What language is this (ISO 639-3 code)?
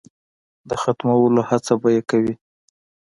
pus